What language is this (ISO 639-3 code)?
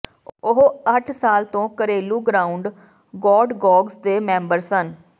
pan